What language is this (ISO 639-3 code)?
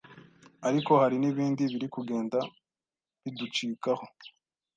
kin